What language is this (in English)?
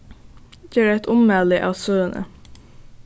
Faroese